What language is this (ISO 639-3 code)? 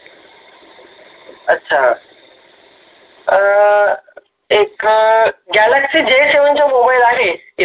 mar